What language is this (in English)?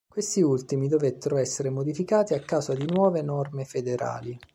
Italian